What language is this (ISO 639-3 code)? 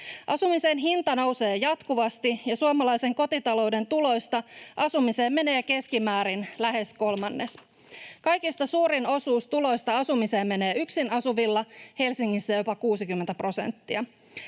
fin